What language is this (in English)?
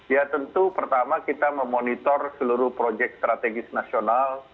Indonesian